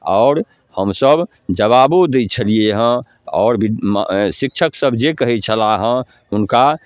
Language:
Maithili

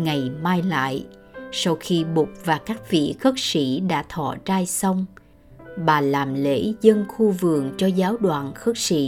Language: Vietnamese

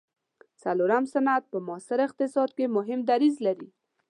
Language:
Pashto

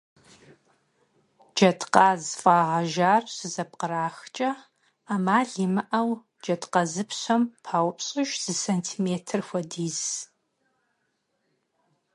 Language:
Kabardian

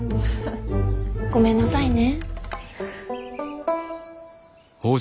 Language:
Japanese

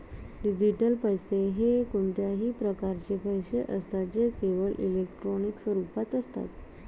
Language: Marathi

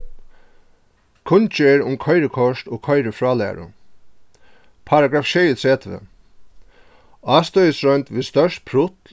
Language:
Faroese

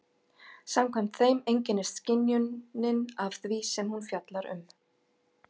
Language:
Icelandic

